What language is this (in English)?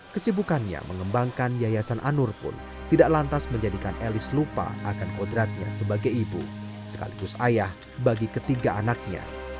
Indonesian